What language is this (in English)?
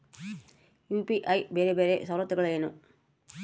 Kannada